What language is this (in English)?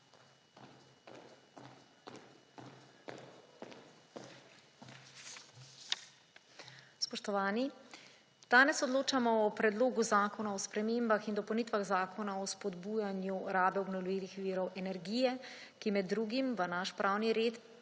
Slovenian